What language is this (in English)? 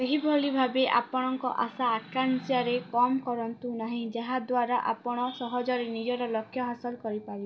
Odia